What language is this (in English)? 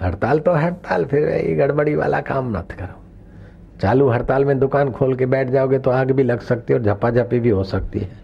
Hindi